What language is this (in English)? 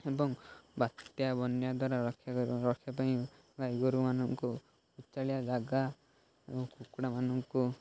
Odia